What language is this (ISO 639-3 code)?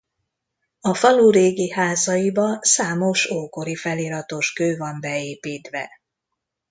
hun